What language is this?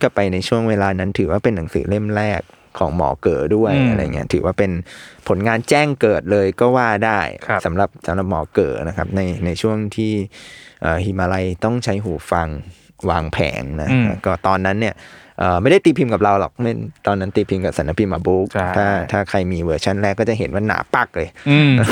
Thai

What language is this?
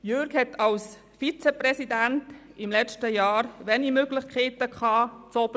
Swiss German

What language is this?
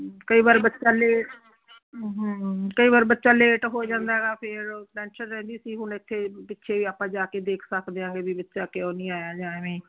Punjabi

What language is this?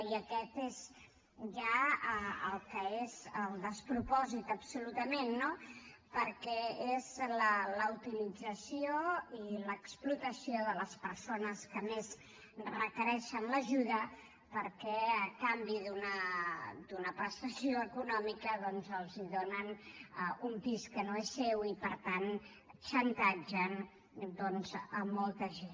Catalan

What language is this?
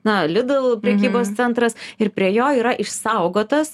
Lithuanian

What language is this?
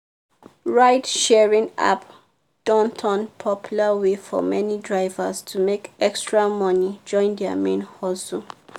Nigerian Pidgin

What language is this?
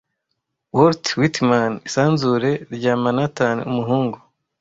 Kinyarwanda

